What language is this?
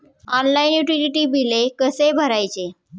Marathi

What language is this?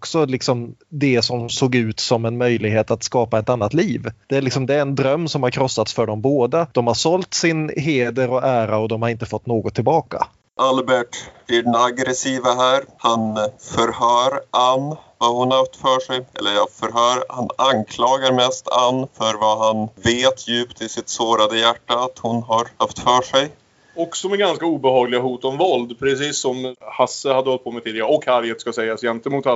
Swedish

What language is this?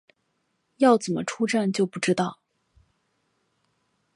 Chinese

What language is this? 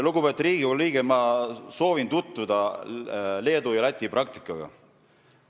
Estonian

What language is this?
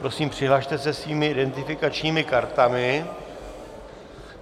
Czech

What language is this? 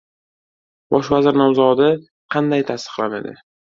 Uzbek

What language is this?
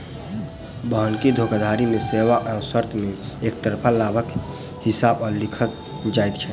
Maithili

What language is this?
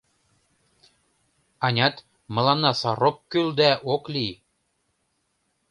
Mari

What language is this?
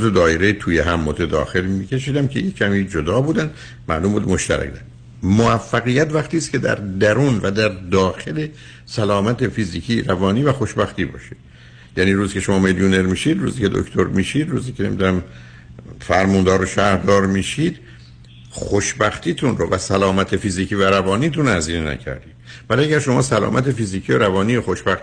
Persian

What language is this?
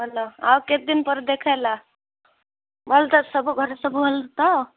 Odia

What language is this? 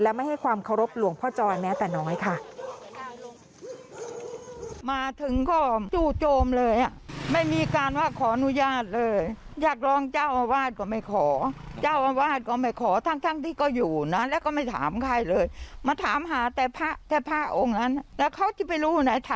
Thai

